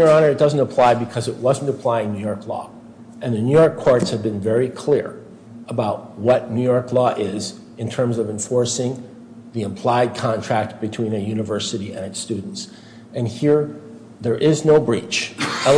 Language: English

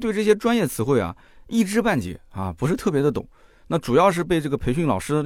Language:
Chinese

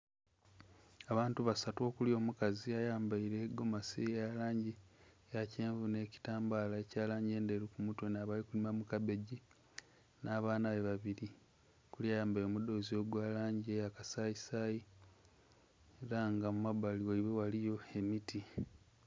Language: Soga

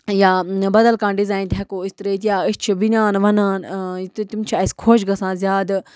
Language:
Kashmiri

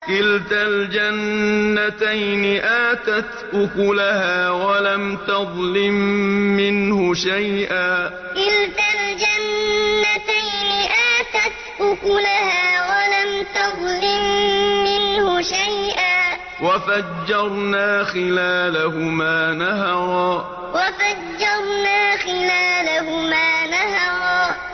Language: Arabic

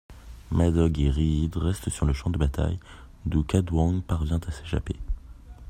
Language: French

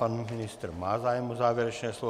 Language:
Czech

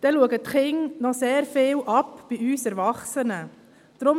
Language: Swiss German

